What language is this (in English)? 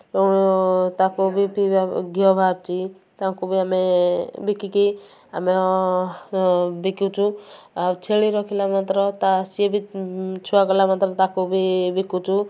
Odia